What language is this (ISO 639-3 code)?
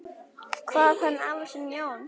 isl